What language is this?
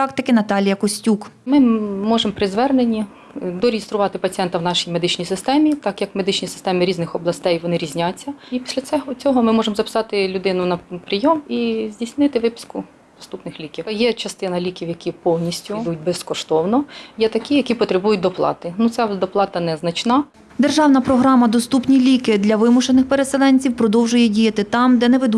Ukrainian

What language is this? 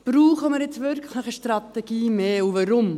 Swiss German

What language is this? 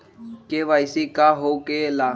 Magahi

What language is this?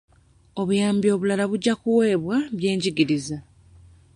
Ganda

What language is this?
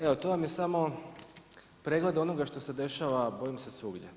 Croatian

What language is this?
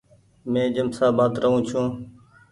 Goaria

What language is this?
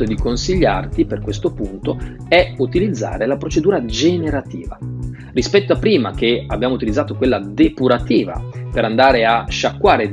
Italian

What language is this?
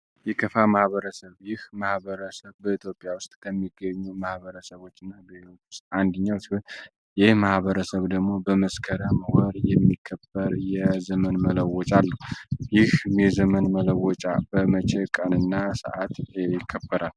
Amharic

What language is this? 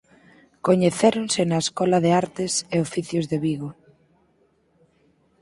Galician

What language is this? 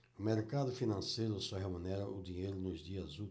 Portuguese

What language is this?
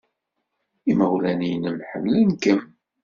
Kabyle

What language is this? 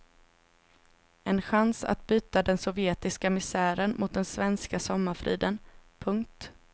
Swedish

